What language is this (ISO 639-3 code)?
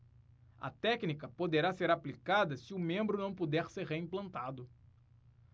por